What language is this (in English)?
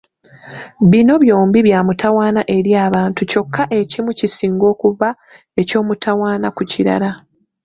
Ganda